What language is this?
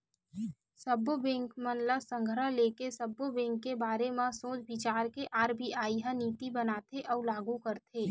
Chhattisgarhi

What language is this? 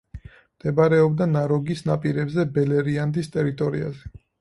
Georgian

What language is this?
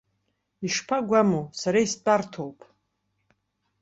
Abkhazian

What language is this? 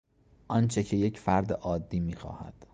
Persian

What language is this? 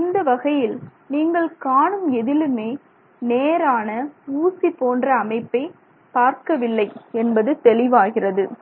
Tamil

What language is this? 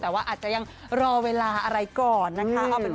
Thai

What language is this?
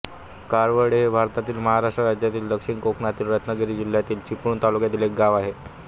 Marathi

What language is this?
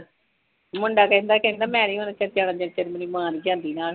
Punjabi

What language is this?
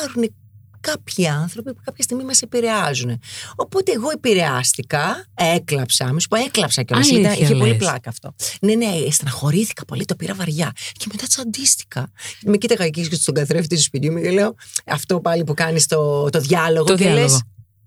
Greek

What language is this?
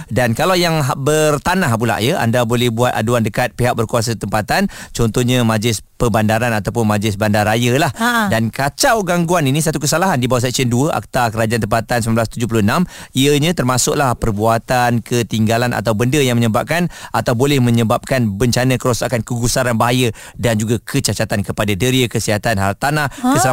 Malay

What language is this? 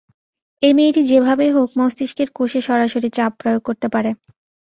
Bangla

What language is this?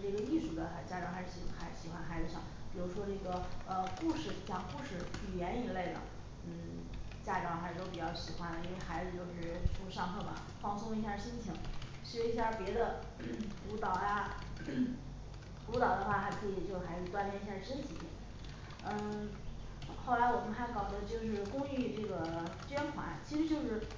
Chinese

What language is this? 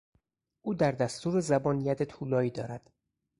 Persian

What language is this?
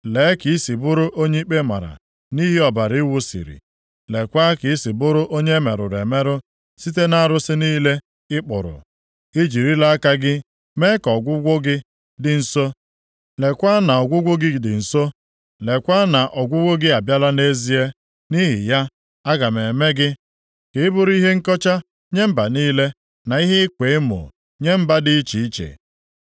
Igbo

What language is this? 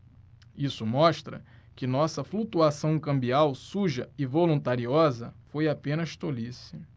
Portuguese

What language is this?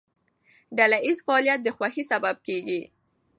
Pashto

